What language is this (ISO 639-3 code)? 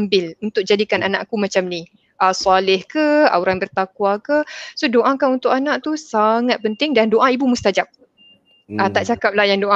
msa